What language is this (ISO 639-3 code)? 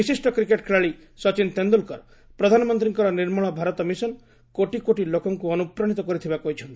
ori